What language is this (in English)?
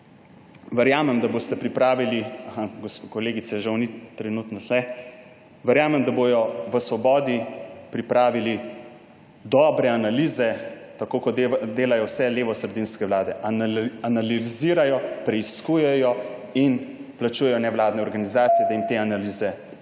Slovenian